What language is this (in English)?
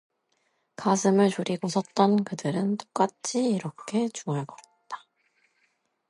Korean